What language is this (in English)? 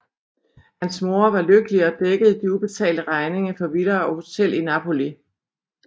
Danish